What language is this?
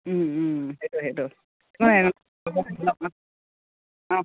Assamese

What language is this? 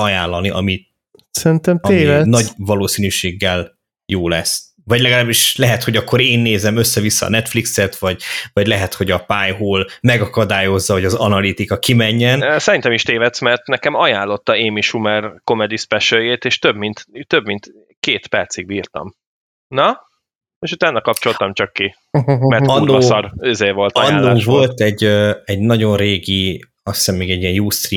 Hungarian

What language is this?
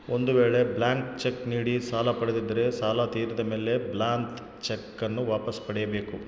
Kannada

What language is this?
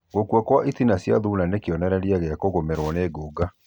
Kikuyu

